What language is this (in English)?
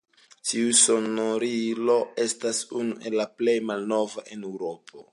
Esperanto